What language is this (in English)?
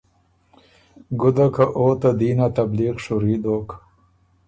Ormuri